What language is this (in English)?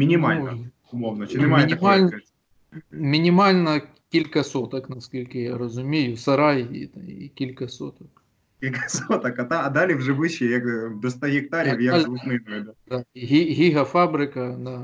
Ukrainian